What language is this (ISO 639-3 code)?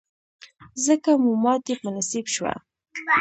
pus